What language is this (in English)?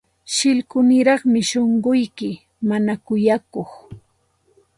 Santa Ana de Tusi Pasco Quechua